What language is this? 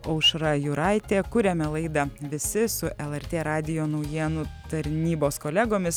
Lithuanian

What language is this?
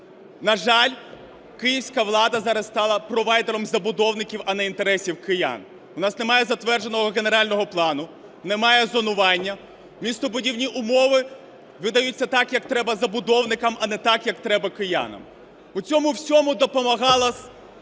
Ukrainian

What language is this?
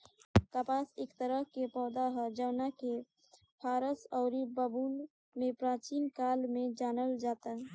Bhojpuri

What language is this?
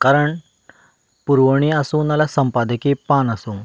Konkani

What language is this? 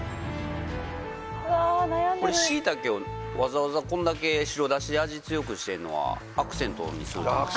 Japanese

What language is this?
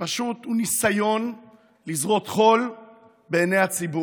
Hebrew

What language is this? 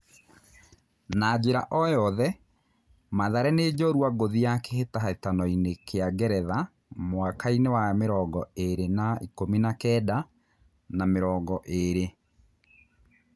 Kikuyu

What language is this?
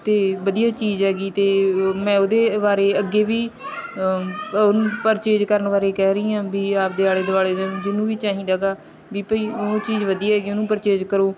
Punjabi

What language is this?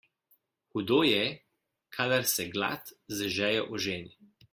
Slovenian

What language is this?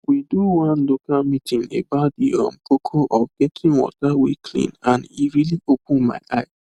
Nigerian Pidgin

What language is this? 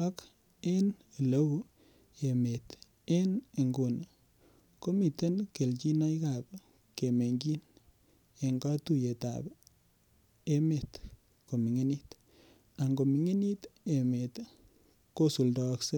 Kalenjin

